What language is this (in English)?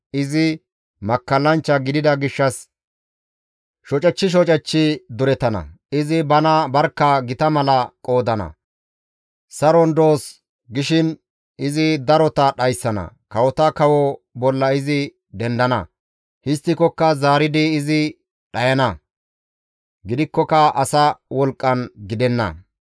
Gamo